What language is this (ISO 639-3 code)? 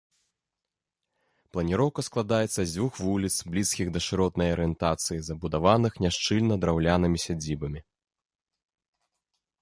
bel